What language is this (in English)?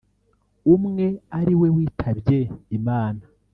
Kinyarwanda